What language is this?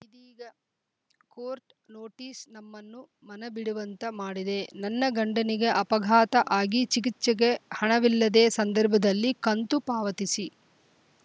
Kannada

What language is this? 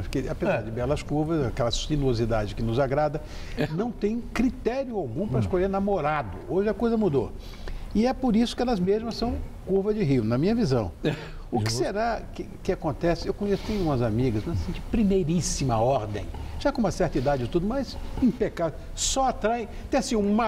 Portuguese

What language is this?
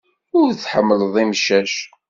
Kabyle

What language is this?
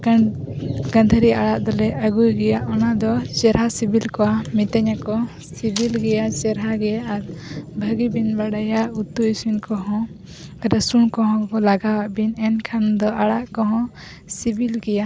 Santali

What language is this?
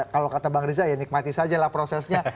Indonesian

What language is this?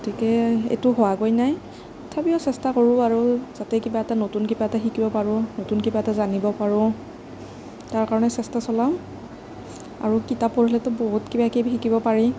Assamese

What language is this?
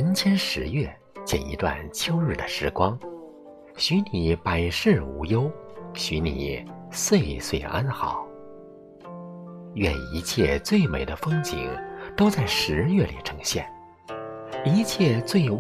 Chinese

